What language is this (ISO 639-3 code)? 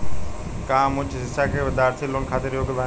bho